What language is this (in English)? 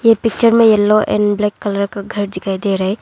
Hindi